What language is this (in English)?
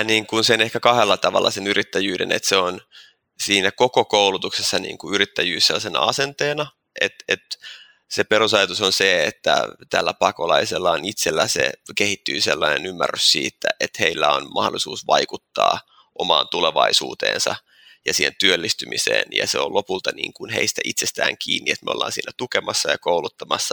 Finnish